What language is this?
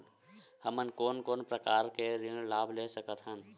Chhattisgarhi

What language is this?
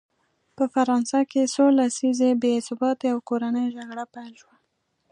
Pashto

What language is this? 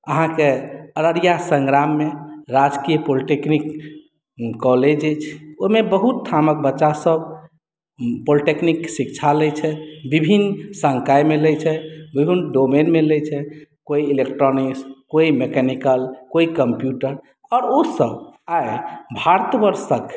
Maithili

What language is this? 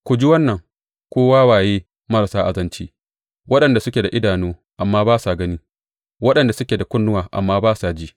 Hausa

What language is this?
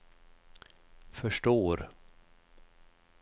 Swedish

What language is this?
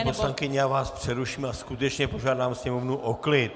Czech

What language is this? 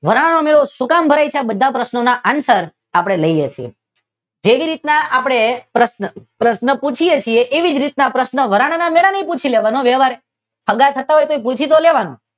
Gujarati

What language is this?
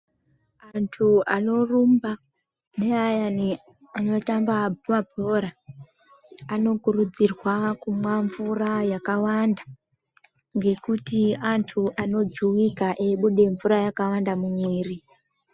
Ndau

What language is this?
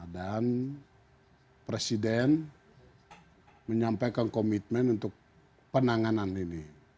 Indonesian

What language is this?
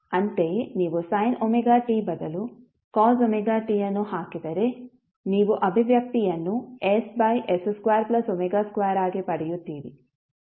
Kannada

